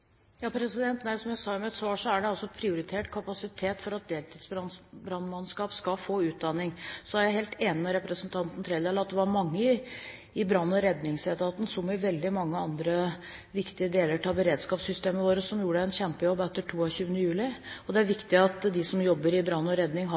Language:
Norwegian Bokmål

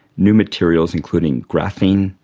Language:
English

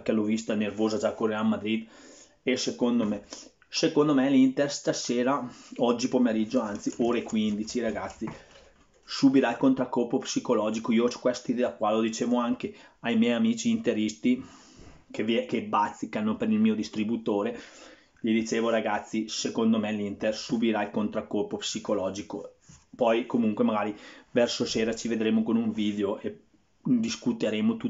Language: Italian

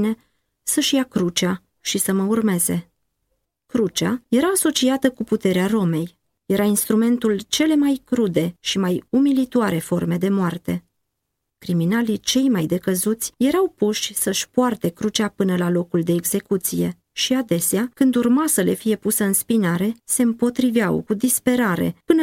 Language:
Romanian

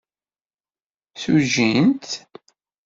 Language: Kabyle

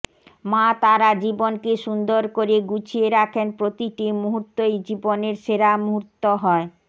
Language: Bangla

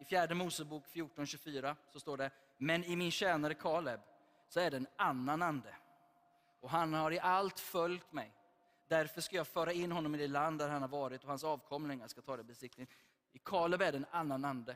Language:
Swedish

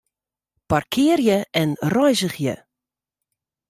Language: Western Frisian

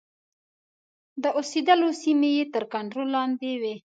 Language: Pashto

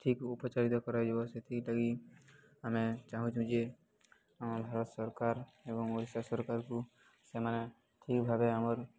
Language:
Odia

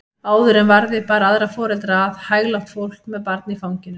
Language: Icelandic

